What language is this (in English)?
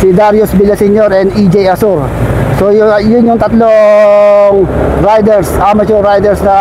Filipino